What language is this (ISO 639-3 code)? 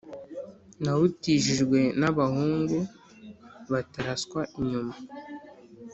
kin